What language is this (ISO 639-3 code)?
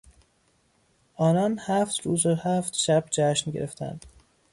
fas